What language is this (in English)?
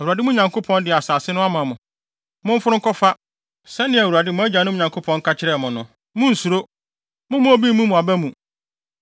Akan